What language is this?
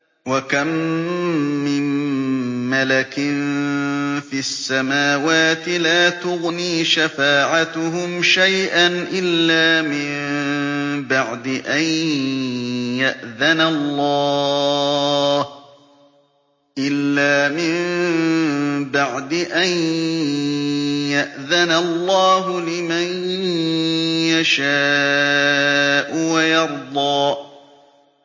Arabic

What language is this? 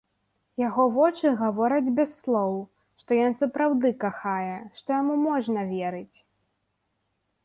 Belarusian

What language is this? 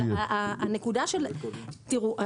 Hebrew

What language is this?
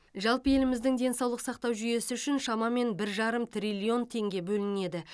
Kazakh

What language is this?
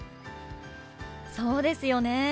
Japanese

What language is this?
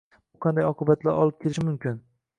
Uzbek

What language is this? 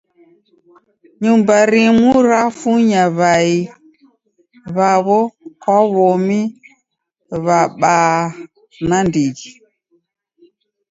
Taita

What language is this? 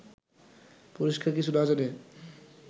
Bangla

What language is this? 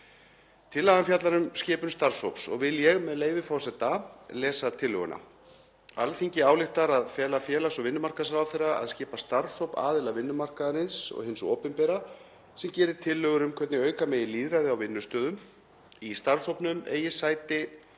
Icelandic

